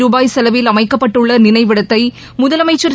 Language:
Tamil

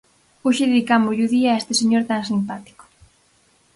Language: Galician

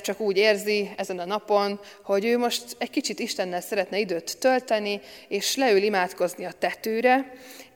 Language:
Hungarian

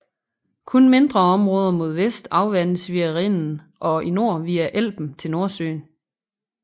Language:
Danish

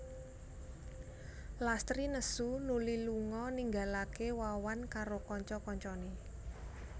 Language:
Javanese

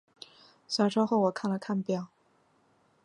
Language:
Chinese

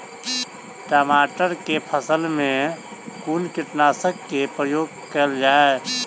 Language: Maithili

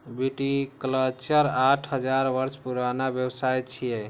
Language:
Maithili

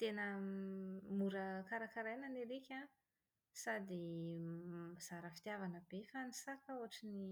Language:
Malagasy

